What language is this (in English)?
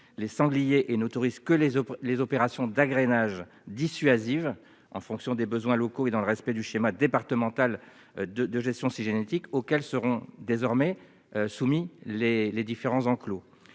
French